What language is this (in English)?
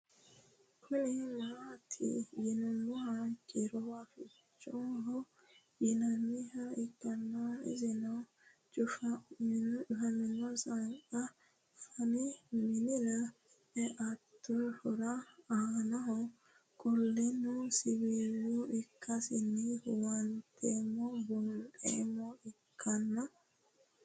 Sidamo